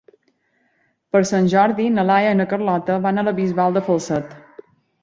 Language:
Catalan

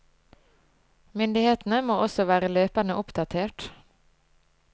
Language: Norwegian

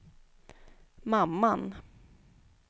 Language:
Swedish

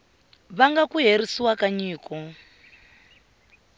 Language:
Tsonga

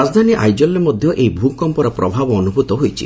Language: Odia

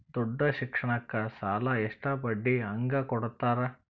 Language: Kannada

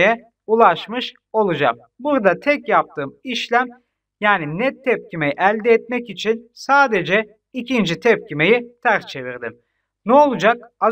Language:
Turkish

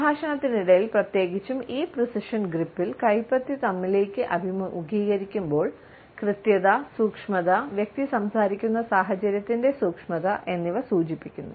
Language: Malayalam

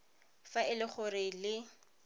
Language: Tswana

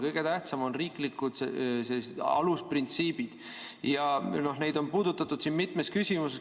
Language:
Estonian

